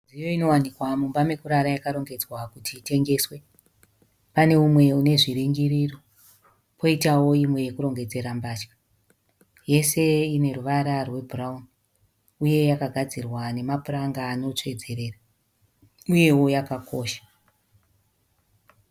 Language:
Shona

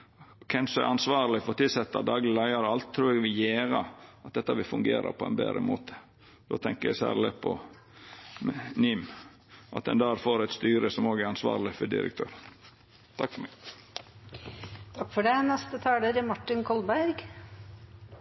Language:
Norwegian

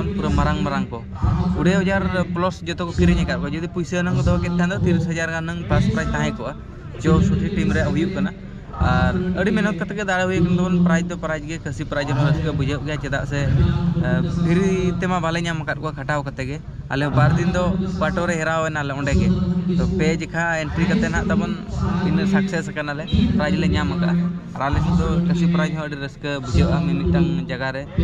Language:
Indonesian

